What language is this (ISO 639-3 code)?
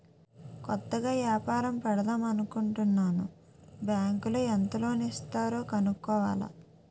tel